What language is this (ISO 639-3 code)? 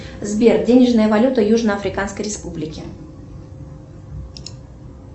rus